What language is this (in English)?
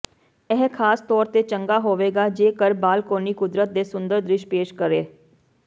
Punjabi